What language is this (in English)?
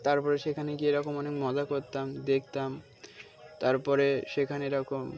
Bangla